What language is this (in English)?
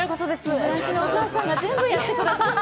Japanese